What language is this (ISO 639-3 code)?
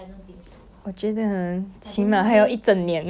eng